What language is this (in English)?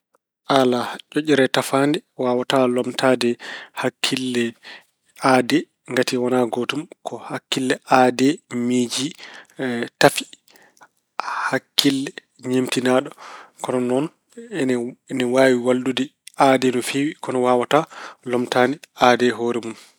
Fula